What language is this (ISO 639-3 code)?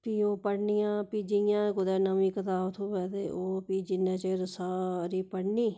doi